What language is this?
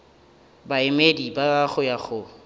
Northern Sotho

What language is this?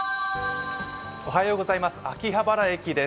Japanese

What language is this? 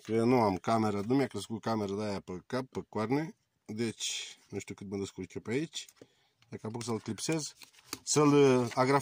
Romanian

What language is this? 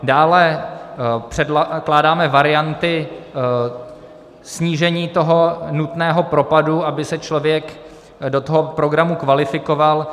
Czech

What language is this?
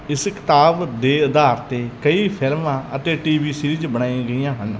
Punjabi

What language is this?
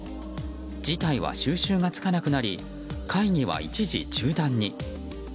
Japanese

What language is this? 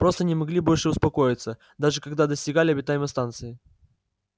Russian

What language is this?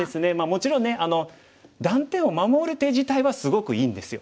Japanese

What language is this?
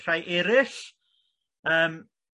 Welsh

